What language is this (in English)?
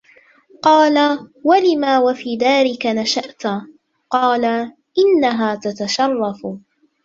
Arabic